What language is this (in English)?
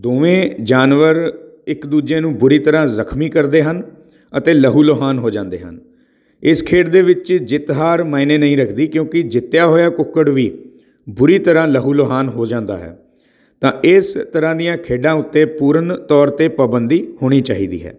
Punjabi